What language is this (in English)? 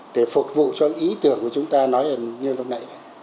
Vietnamese